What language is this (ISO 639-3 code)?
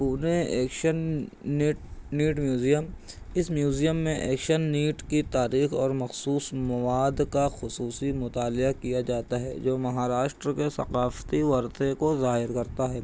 urd